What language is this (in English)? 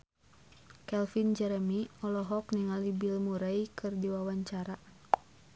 Sundanese